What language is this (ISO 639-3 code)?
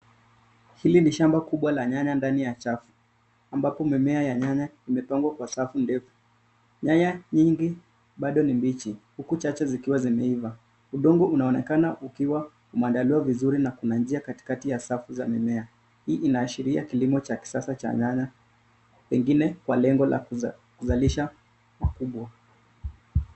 swa